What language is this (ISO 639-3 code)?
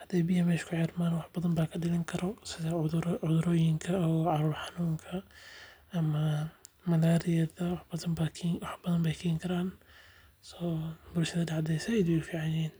som